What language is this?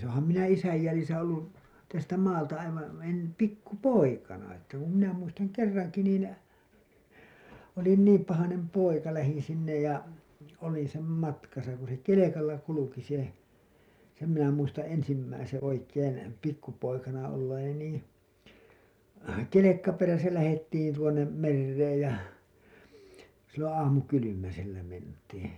Finnish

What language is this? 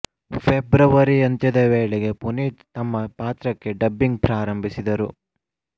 Kannada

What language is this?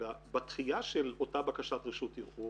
Hebrew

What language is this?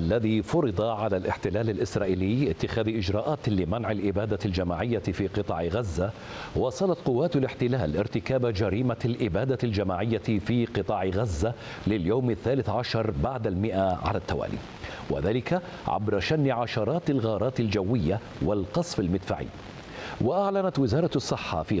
Arabic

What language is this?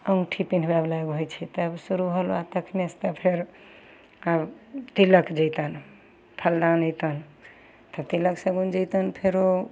Maithili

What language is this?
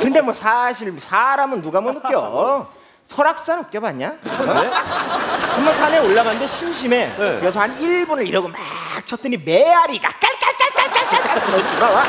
Korean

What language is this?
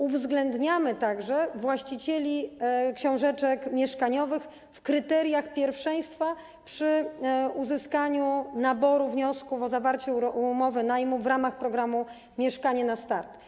Polish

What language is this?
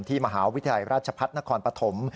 Thai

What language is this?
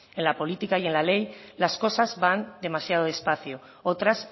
Spanish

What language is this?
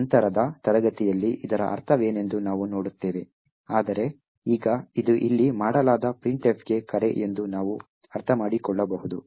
Kannada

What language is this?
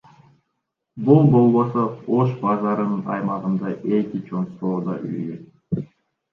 Kyrgyz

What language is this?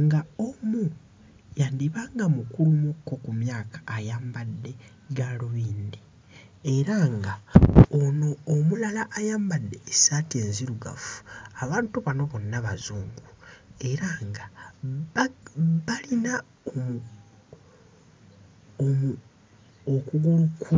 Ganda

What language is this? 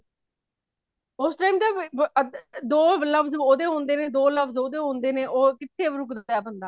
Punjabi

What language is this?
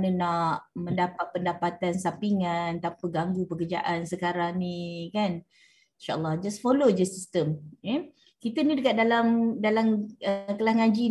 Malay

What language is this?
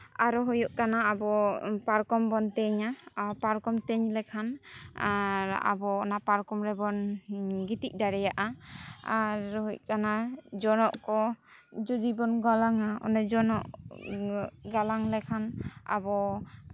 Santali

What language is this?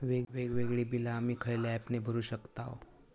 Marathi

